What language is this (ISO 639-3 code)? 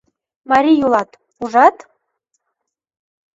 chm